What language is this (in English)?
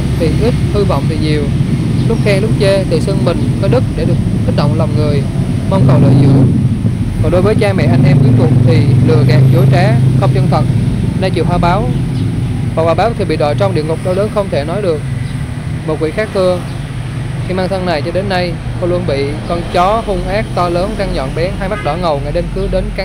Vietnamese